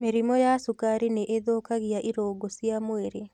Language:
Kikuyu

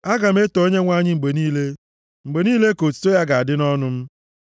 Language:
Igbo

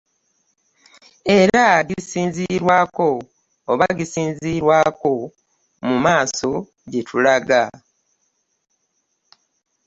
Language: Ganda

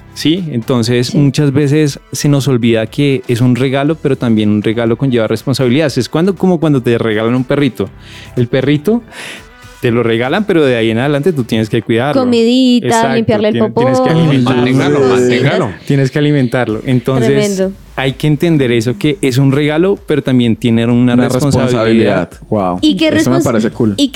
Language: Spanish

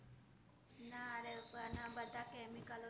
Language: Gujarati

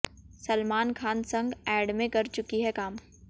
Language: Hindi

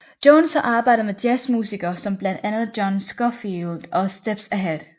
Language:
Danish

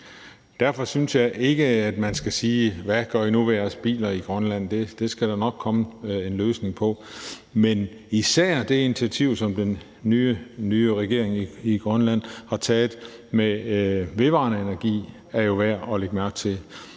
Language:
Danish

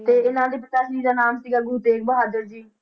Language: Punjabi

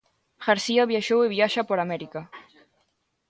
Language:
Galician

